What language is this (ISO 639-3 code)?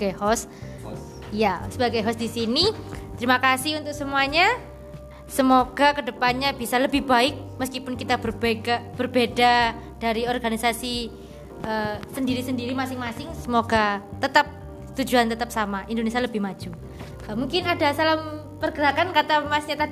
ind